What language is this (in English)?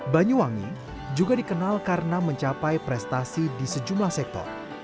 Indonesian